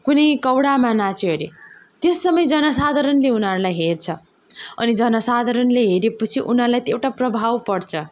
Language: Nepali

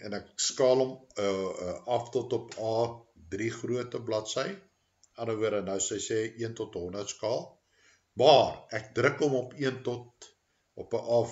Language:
Dutch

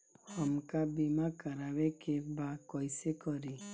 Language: Bhojpuri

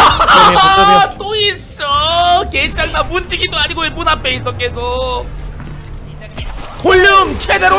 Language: Korean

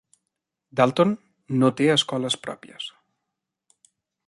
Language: Catalan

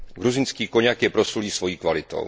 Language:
Czech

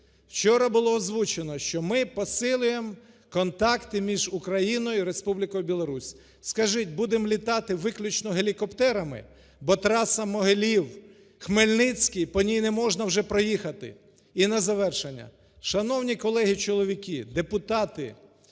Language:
Ukrainian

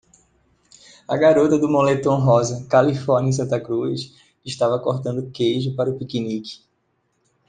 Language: Portuguese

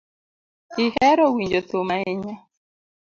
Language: Luo (Kenya and Tanzania)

